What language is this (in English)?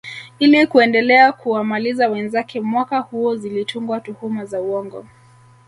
Swahili